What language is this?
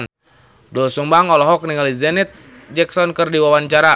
Sundanese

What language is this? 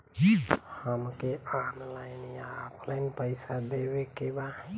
Bhojpuri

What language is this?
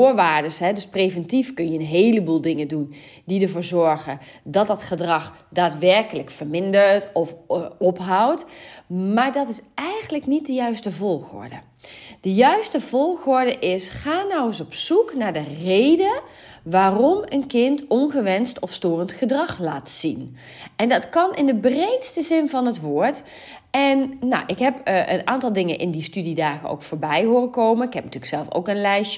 Dutch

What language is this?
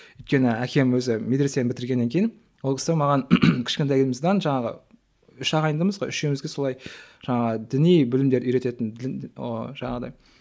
Kazakh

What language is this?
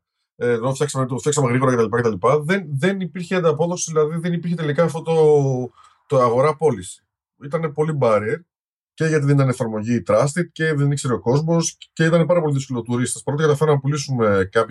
Greek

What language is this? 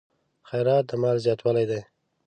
Pashto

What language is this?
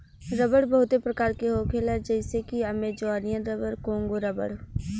Bhojpuri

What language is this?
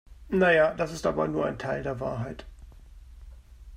German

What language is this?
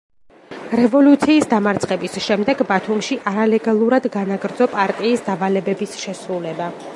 Georgian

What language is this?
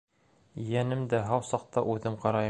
Bashkir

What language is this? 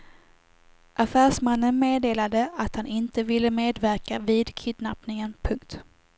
Swedish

